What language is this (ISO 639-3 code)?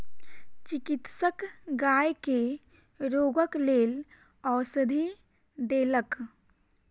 mai